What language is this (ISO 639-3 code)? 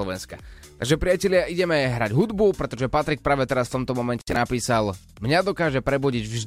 slk